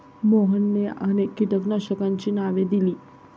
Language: Marathi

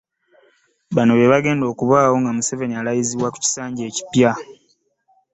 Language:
Ganda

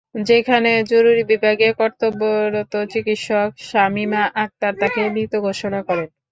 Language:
Bangla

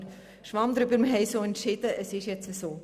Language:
Swiss German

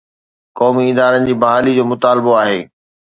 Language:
Sindhi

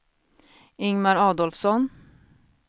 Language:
Swedish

